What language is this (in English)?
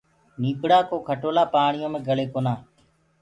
Gurgula